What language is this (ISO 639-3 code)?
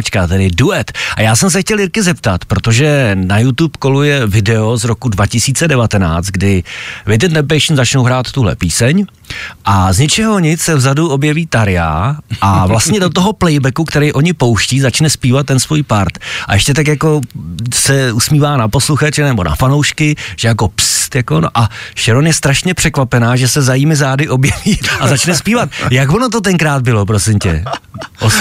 ces